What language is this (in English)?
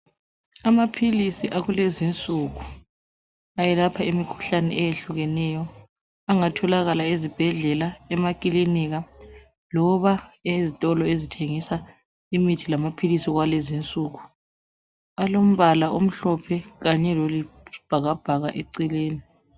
North Ndebele